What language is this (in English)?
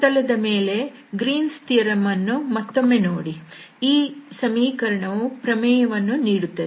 Kannada